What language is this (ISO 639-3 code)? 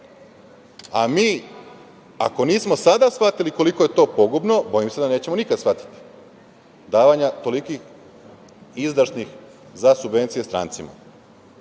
srp